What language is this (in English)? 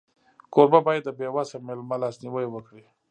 Pashto